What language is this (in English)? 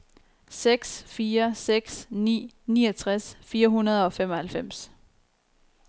Danish